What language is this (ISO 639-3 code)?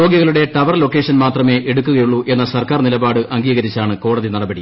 mal